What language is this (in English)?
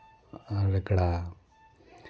Santali